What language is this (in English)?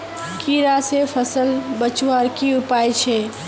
Magahi